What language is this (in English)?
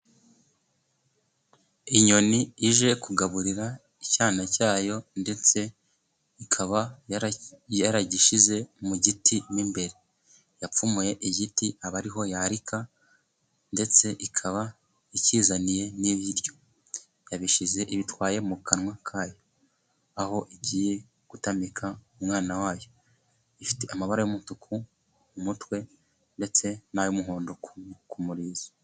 Kinyarwanda